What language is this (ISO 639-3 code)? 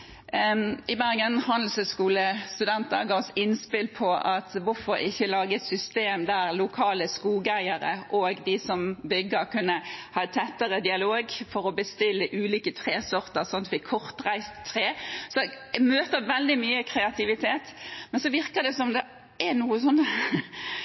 nob